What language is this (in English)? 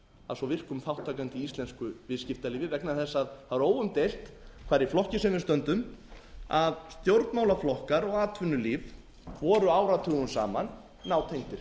Icelandic